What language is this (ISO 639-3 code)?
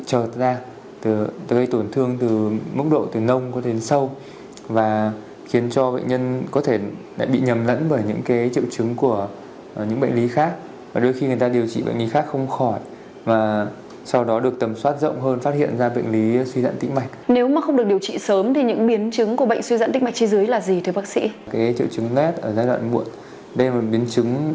vie